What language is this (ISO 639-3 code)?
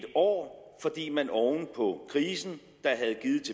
dan